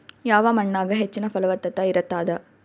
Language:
Kannada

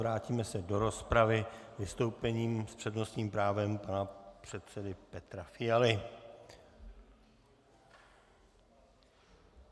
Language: Czech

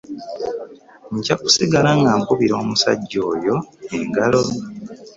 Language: Ganda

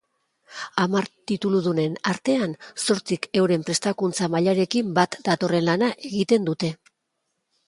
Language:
Basque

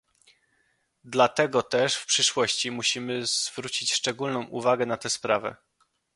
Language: Polish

